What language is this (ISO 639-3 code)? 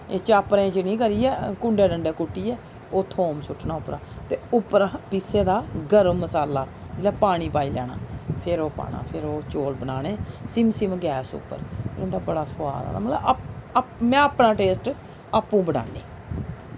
doi